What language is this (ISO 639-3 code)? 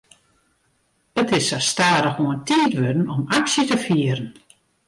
fry